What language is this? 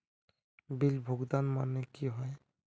Magahi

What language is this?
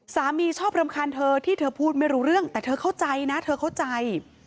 Thai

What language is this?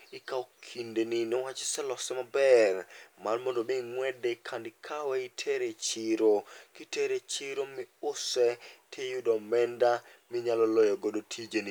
Luo (Kenya and Tanzania)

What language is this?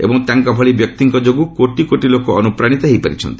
Odia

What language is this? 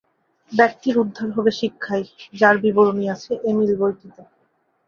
Bangla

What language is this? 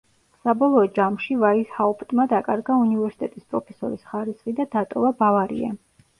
Georgian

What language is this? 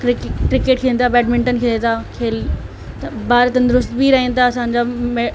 Sindhi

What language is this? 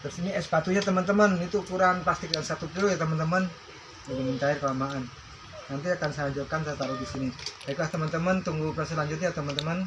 Indonesian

